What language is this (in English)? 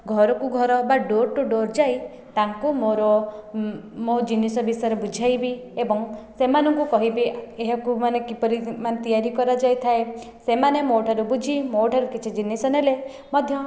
Odia